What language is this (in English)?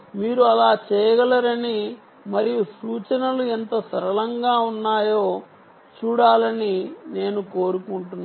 Telugu